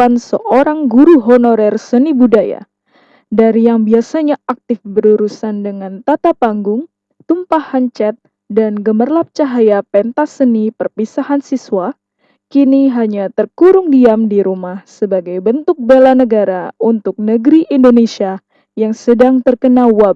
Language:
Indonesian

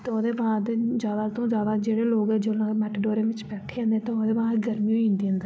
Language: Dogri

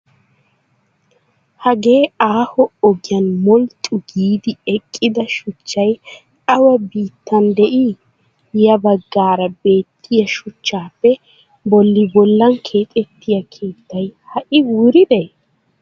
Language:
Wolaytta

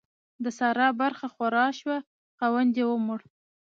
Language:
Pashto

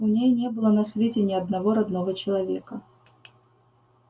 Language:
Russian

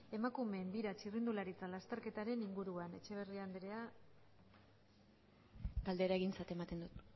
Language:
Basque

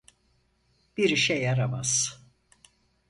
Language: Turkish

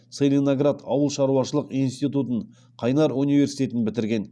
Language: Kazakh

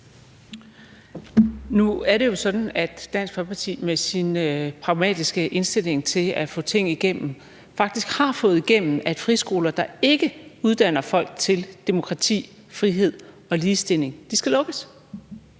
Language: Danish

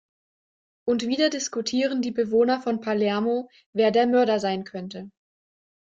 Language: German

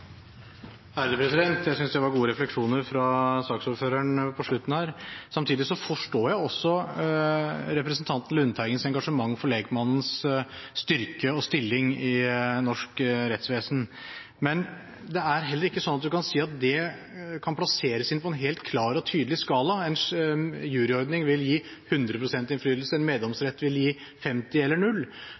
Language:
Norwegian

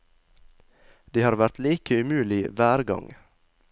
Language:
Norwegian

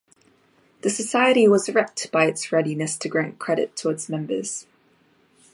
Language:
English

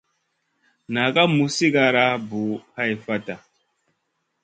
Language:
Masana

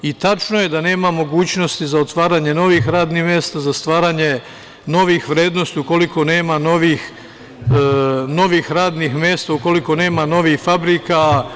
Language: Serbian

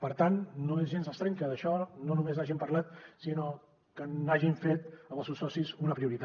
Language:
Catalan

